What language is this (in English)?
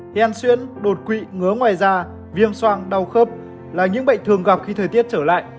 Vietnamese